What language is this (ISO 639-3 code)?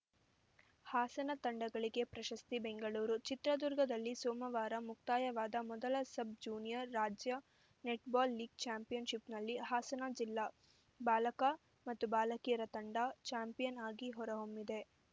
kan